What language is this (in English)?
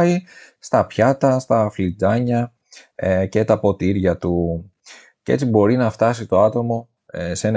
Greek